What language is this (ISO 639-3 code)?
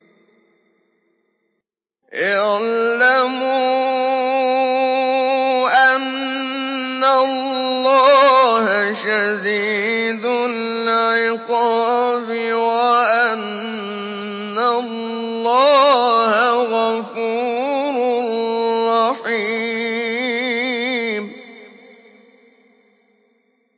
ara